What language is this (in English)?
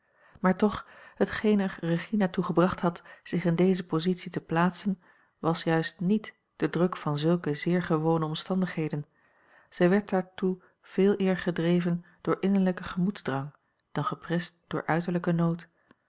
Dutch